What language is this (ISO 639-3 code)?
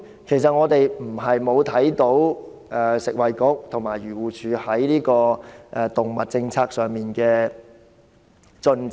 yue